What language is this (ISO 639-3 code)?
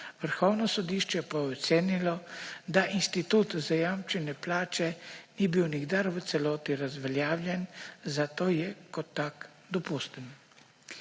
slv